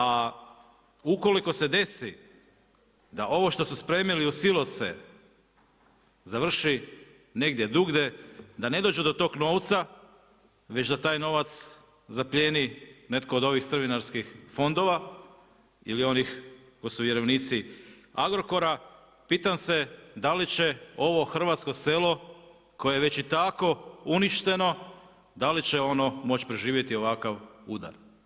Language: Croatian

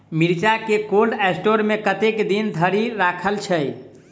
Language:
Maithili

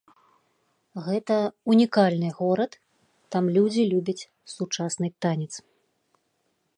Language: Belarusian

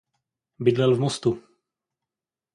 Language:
Czech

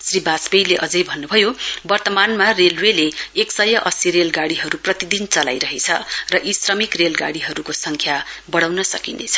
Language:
Nepali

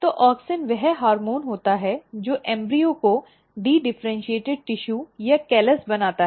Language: Hindi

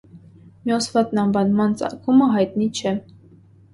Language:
Armenian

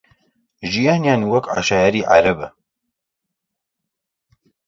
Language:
Central Kurdish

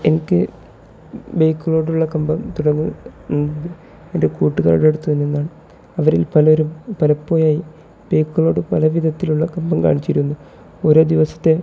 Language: Malayalam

